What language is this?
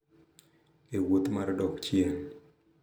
Luo (Kenya and Tanzania)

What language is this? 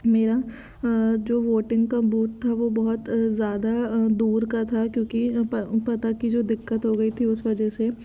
Hindi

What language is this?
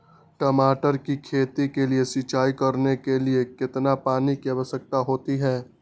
Magahi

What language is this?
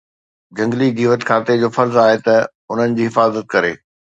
Sindhi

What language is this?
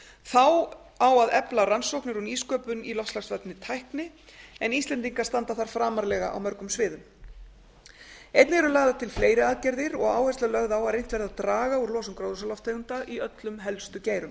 Icelandic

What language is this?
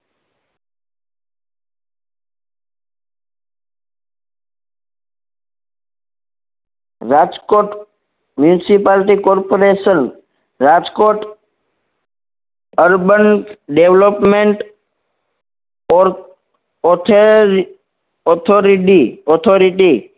Gujarati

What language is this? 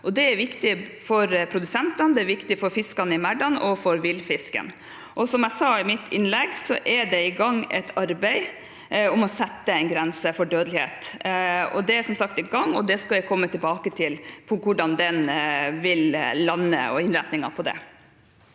Norwegian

